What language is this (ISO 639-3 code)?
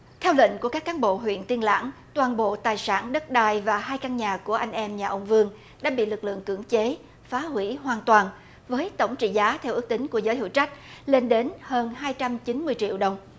vie